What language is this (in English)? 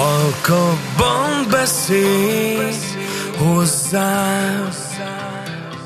Hungarian